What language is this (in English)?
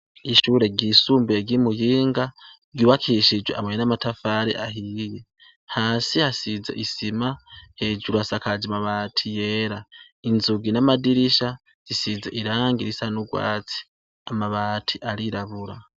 Rundi